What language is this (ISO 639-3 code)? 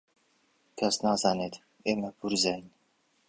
ckb